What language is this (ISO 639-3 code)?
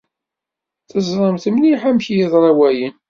kab